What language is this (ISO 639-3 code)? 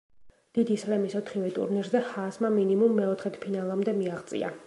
kat